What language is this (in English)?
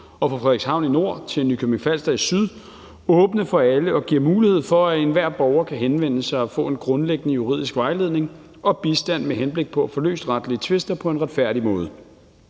Danish